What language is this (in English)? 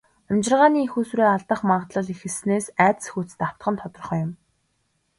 Mongolian